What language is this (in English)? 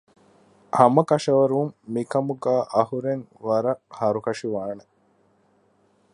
Divehi